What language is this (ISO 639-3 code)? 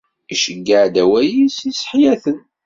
kab